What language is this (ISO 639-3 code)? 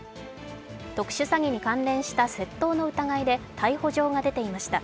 jpn